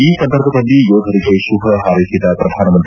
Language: Kannada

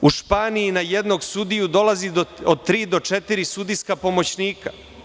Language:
Serbian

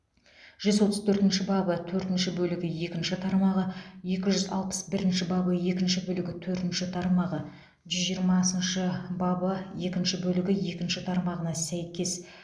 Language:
Kazakh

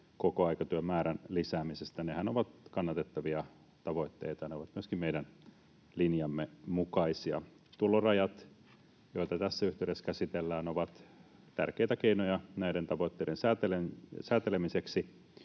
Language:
Finnish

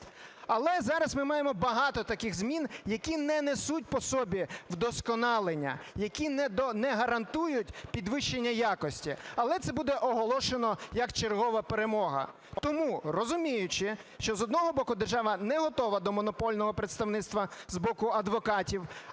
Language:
Ukrainian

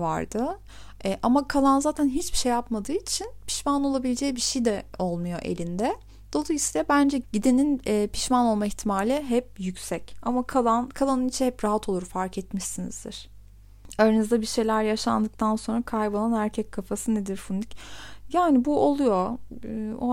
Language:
Turkish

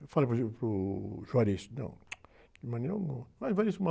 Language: Portuguese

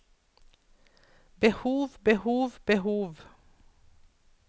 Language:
Norwegian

